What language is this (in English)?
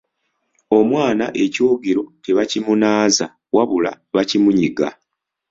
Ganda